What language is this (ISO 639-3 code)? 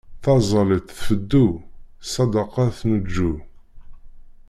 kab